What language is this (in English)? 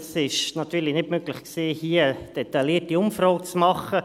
Swiss German